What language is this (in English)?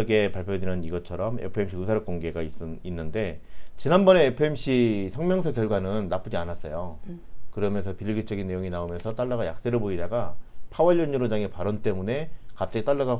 Korean